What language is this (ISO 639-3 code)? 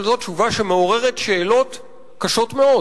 heb